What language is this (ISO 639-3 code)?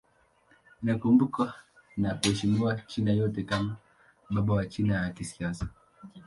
swa